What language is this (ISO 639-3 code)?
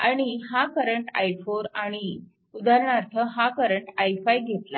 mar